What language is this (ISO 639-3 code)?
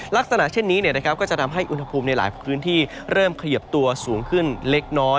tha